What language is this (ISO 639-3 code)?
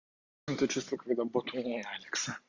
rus